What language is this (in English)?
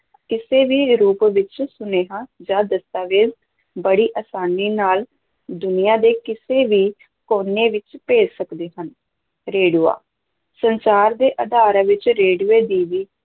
Punjabi